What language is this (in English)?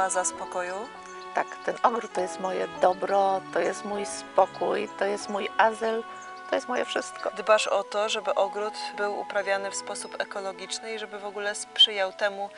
Polish